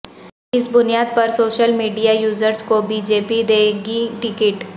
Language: Urdu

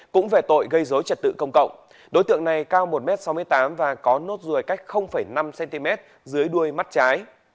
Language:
Vietnamese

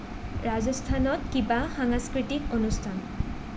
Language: Assamese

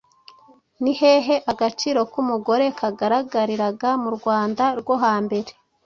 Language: Kinyarwanda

